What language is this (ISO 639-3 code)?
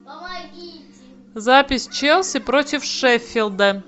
rus